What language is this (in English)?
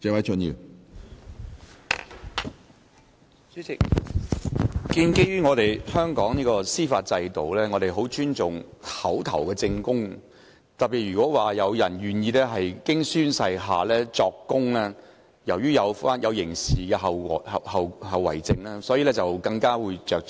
Cantonese